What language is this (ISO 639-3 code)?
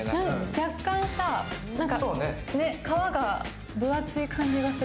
jpn